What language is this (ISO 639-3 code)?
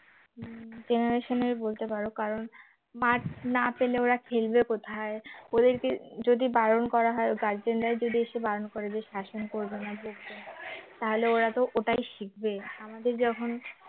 ben